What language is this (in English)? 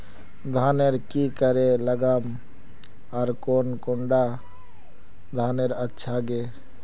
Magahi